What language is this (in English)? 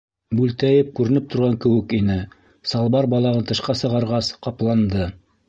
Bashkir